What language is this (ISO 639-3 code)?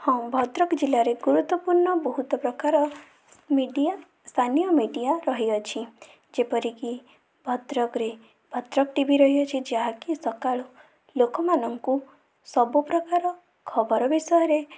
ori